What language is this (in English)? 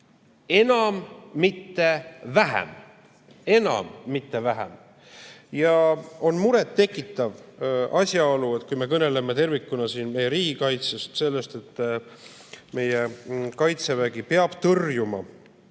Estonian